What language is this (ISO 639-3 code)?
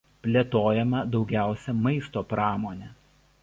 lit